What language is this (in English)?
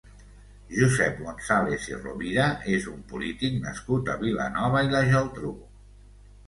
Catalan